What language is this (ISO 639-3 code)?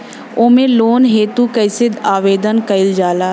bho